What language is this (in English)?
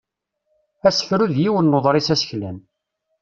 Kabyle